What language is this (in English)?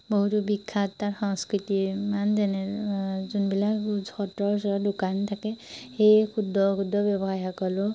Assamese